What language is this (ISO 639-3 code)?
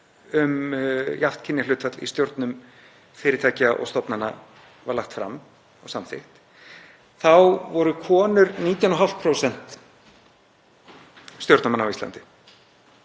isl